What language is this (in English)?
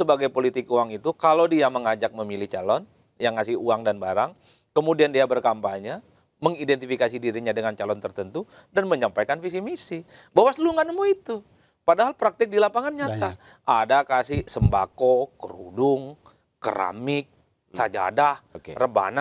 Indonesian